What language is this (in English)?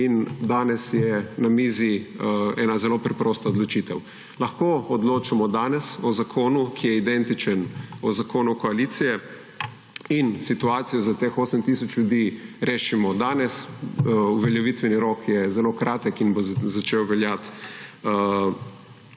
Slovenian